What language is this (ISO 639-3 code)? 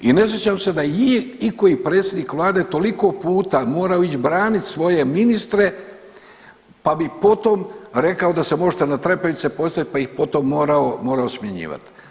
hrv